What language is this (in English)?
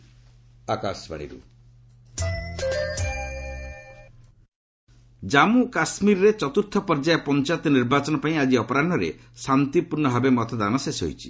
Odia